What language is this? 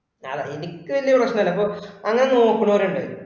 Malayalam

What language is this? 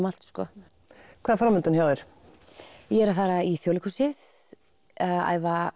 Icelandic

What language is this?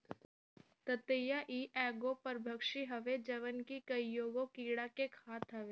Bhojpuri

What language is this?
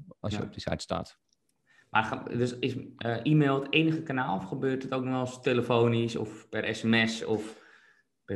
Dutch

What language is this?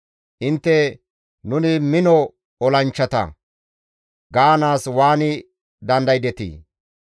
Gamo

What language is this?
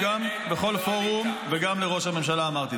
Hebrew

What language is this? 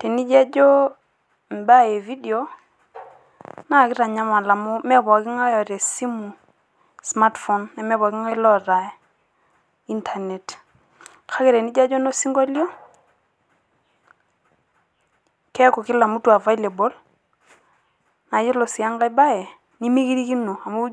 Masai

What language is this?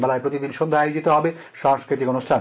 Bangla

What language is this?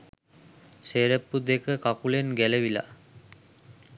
Sinhala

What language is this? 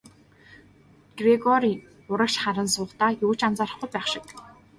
Mongolian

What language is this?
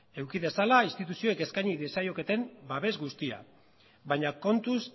Basque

